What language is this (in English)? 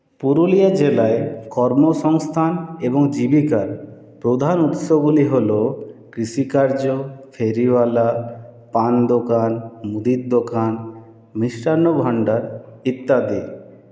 Bangla